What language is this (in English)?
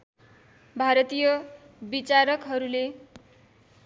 Nepali